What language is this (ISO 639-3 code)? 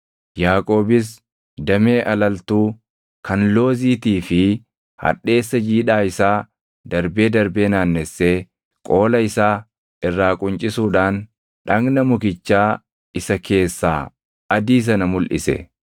orm